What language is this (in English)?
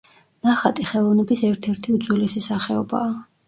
Georgian